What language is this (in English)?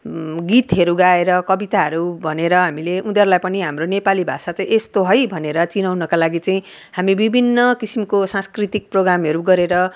Nepali